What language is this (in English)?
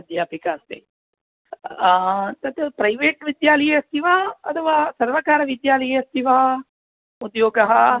Sanskrit